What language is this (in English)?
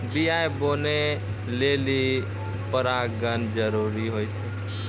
Maithili